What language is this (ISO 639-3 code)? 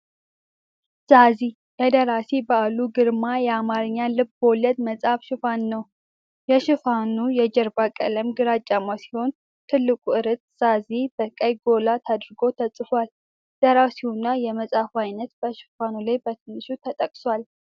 amh